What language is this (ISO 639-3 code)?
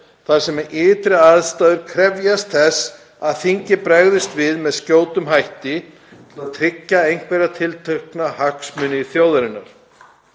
isl